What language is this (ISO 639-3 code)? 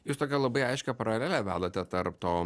lit